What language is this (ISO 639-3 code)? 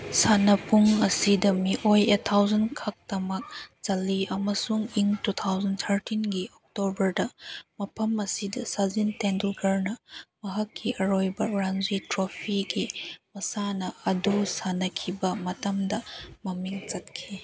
mni